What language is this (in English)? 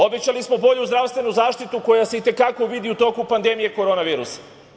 Serbian